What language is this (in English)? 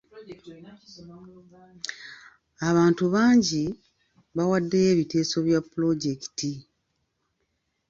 Ganda